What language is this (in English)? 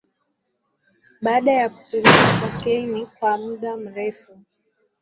Swahili